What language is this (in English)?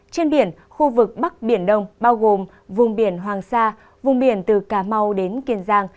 Vietnamese